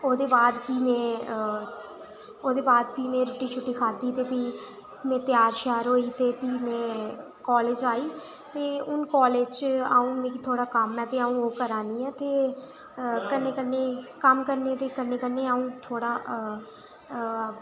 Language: Dogri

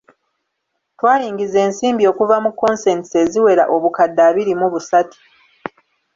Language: Ganda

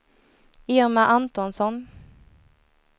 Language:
Swedish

